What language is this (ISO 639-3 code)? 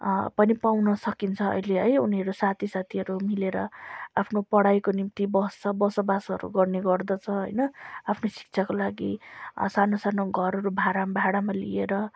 nep